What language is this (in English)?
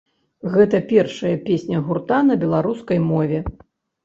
Belarusian